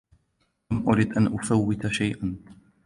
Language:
Arabic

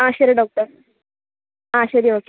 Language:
Malayalam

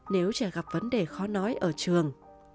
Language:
Vietnamese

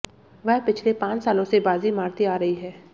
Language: Hindi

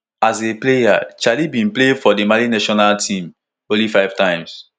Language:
Nigerian Pidgin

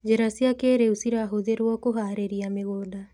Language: Kikuyu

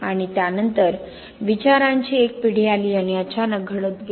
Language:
Marathi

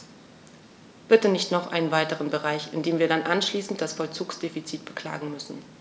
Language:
German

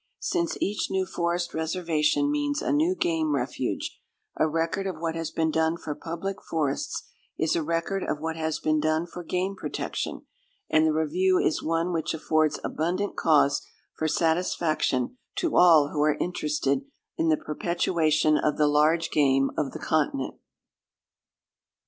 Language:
English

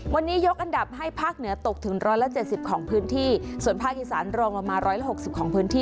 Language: Thai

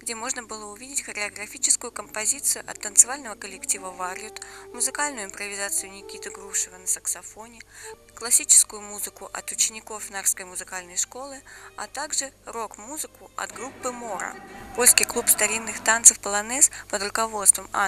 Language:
Russian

